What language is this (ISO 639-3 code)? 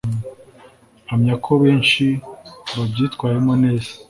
kin